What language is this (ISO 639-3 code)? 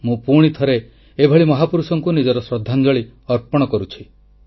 ori